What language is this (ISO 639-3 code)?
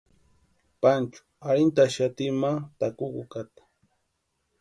pua